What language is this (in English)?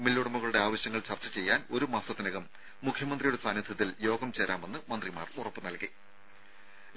Malayalam